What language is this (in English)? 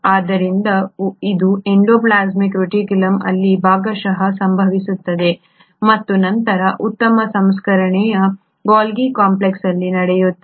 Kannada